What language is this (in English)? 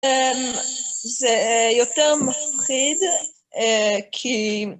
Hebrew